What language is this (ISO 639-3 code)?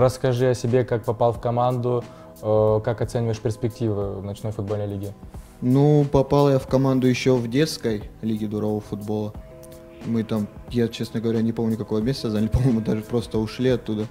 rus